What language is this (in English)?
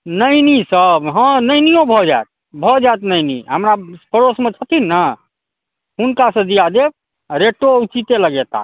Maithili